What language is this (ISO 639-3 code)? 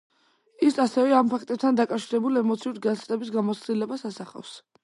kat